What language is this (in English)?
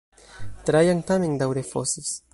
Esperanto